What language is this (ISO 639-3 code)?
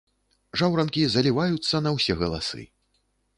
bel